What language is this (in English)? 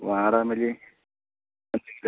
Malayalam